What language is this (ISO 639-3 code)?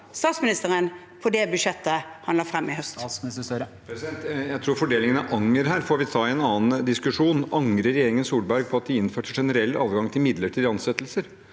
nor